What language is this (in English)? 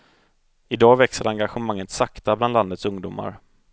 Swedish